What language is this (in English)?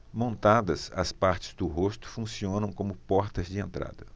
Portuguese